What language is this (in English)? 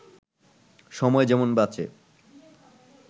Bangla